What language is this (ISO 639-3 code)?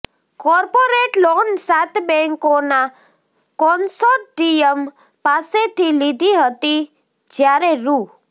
guj